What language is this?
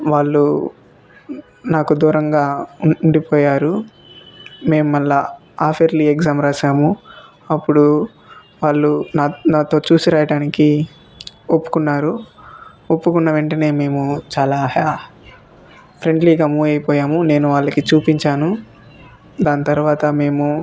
Telugu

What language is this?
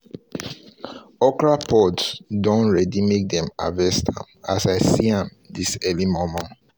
Nigerian Pidgin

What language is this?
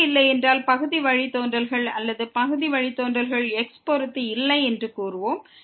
Tamil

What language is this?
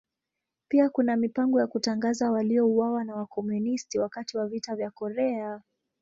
Swahili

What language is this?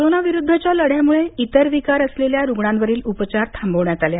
Marathi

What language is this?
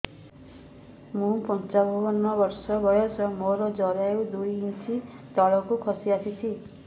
Odia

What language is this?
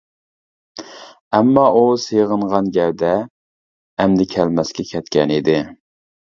Uyghur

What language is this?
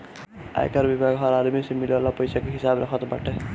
Bhojpuri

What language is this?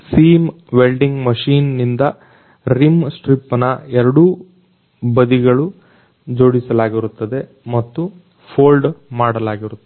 Kannada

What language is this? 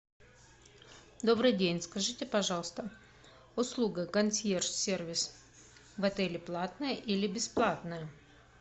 Russian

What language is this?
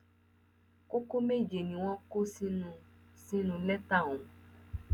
Yoruba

